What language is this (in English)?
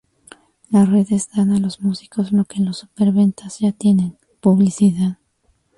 Spanish